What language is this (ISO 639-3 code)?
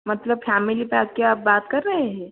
hin